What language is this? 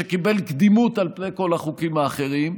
Hebrew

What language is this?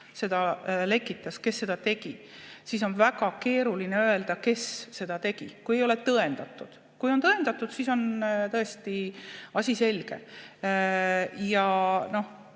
Estonian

